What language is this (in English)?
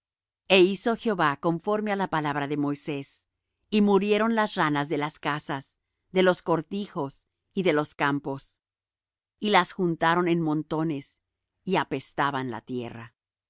Spanish